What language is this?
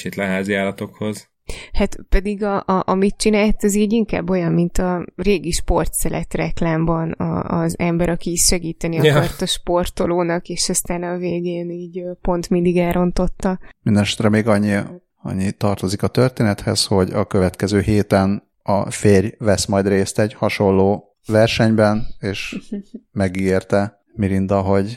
Hungarian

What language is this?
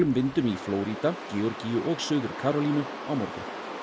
Icelandic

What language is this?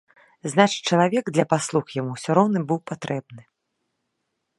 Belarusian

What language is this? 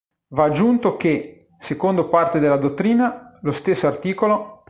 Italian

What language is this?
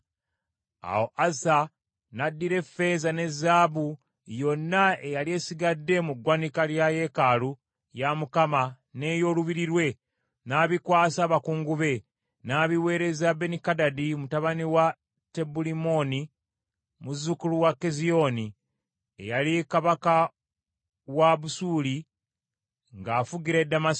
Ganda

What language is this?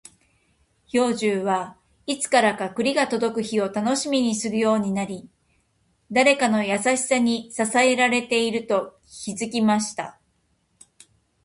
Japanese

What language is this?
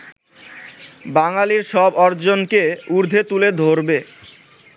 Bangla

